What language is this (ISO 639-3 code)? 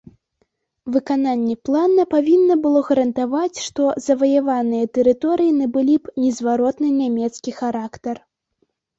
bel